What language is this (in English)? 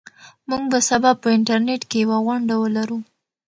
Pashto